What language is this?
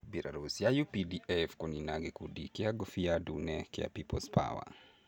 Kikuyu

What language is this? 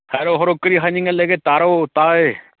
Manipuri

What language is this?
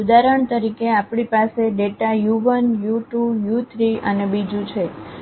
Gujarati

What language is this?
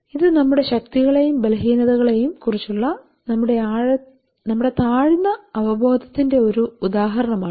Malayalam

